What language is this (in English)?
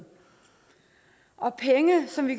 Danish